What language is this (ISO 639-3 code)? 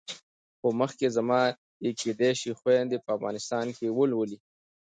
pus